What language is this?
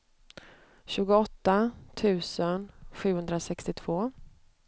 Swedish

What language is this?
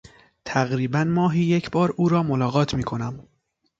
Persian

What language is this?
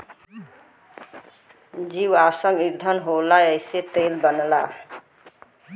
Bhojpuri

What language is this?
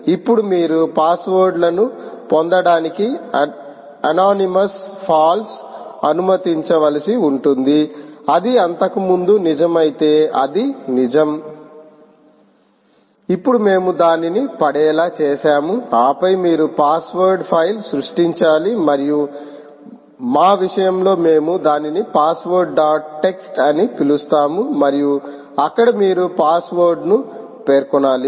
Telugu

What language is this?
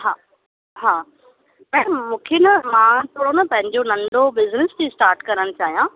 Sindhi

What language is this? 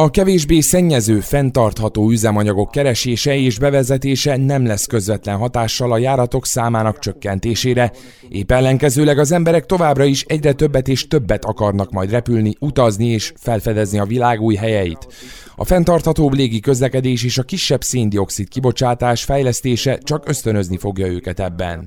Hungarian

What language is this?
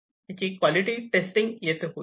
Marathi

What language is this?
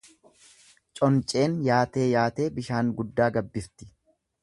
Oromo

